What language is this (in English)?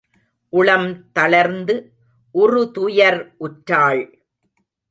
Tamil